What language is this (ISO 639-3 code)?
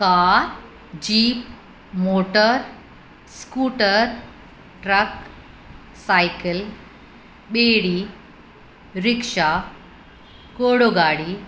snd